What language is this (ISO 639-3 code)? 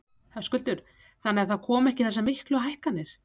isl